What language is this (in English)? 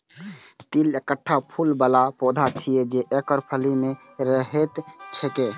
Maithili